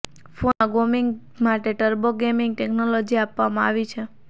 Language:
Gujarati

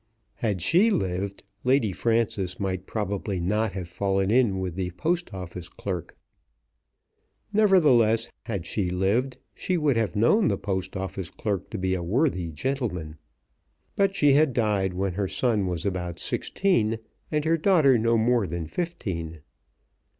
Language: English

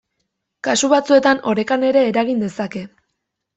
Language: Basque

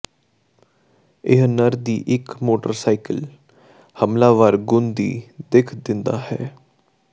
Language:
Punjabi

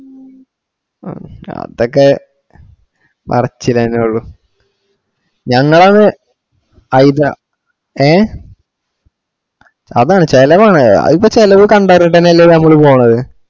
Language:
Malayalam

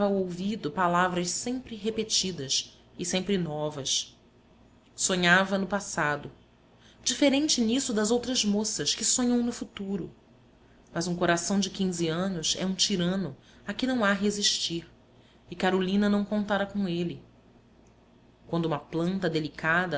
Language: Portuguese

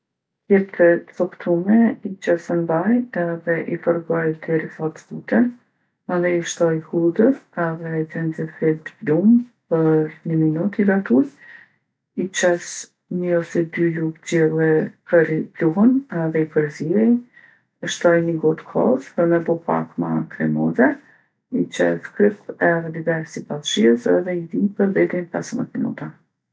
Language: Gheg Albanian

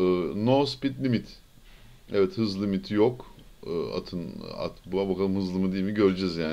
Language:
Turkish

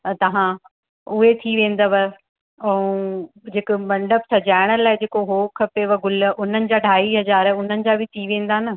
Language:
Sindhi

